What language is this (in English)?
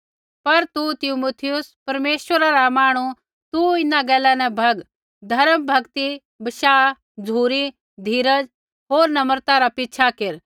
Kullu Pahari